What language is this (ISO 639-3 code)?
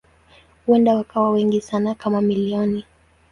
swa